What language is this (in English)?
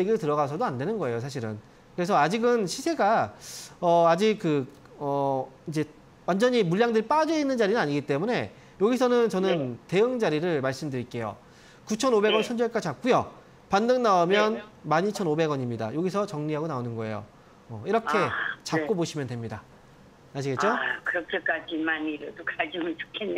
Korean